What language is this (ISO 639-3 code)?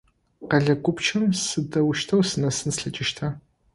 ady